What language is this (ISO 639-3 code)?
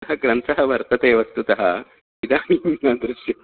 san